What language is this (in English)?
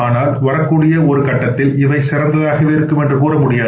Tamil